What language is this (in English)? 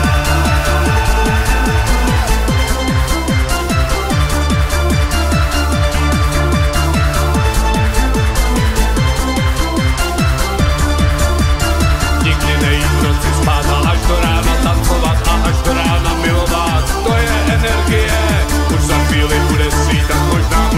Romanian